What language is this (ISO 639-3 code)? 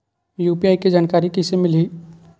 hne